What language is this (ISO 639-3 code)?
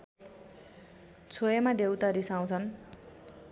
nep